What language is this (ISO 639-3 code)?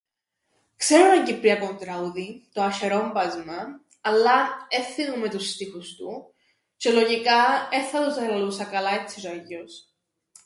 ell